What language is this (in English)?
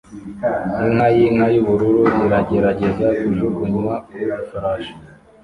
Kinyarwanda